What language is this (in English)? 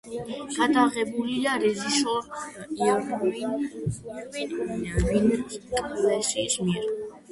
Georgian